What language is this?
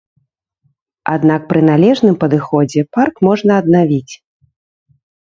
Belarusian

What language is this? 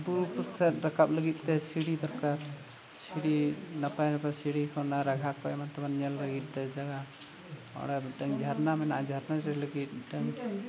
Santali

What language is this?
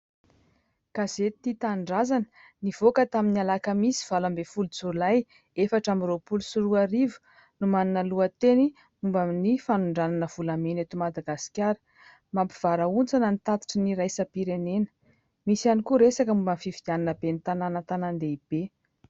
Malagasy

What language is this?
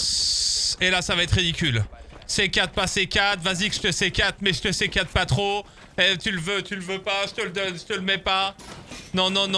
French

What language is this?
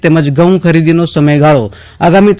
Gujarati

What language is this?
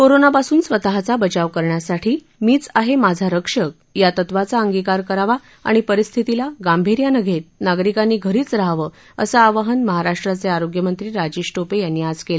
Marathi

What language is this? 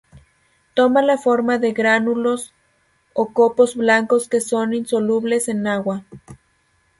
Spanish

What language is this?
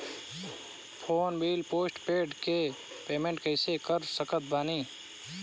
Bhojpuri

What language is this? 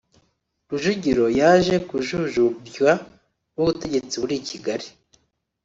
Kinyarwanda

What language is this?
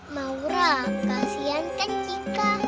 Indonesian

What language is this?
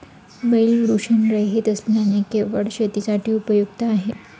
Marathi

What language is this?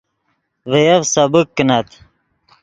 Yidgha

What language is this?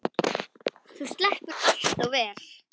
Icelandic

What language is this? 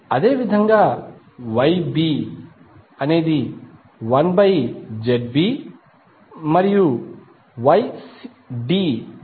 Telugu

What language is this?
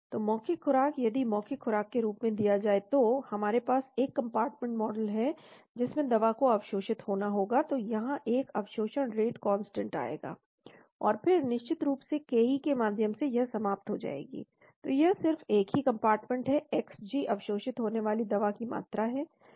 Hindi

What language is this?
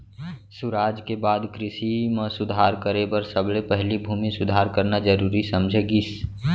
Chhattisgarhi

